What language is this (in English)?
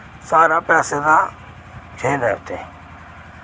Dogri